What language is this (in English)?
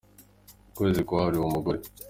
Kinyarwanda